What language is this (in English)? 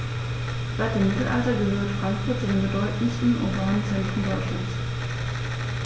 German